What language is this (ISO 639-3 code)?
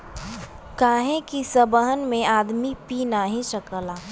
bho